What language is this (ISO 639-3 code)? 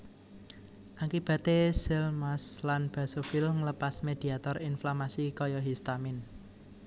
jav